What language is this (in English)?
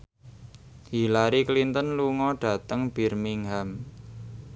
Javanese